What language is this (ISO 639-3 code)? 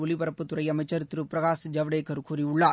tam